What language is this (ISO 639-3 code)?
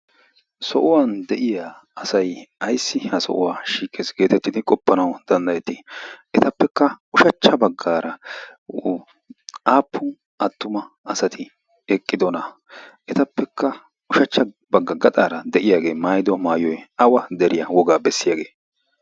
wal